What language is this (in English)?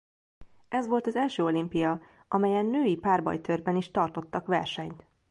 Hungarian